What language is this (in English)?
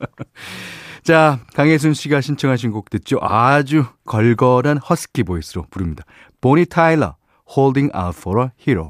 Korean